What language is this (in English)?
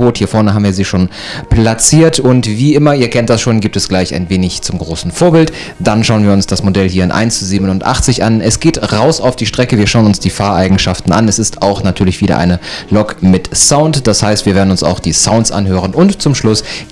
German